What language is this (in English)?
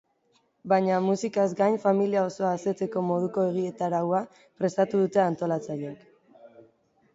Basque